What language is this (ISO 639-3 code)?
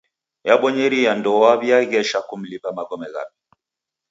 dav